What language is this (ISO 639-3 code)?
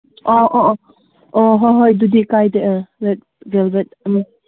mni